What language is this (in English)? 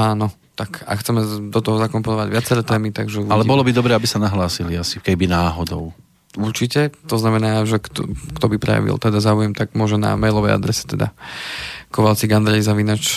Slovak